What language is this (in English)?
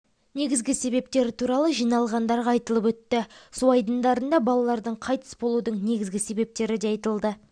Kazakh